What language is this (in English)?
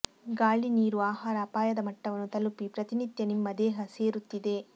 Kannada